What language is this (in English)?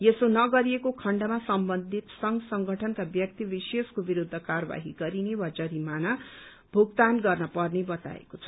Nepali